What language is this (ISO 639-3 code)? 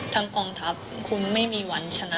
tha